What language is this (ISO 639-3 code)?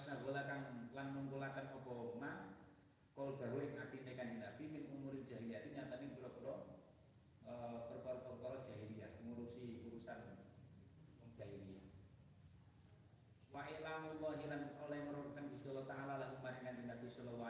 ind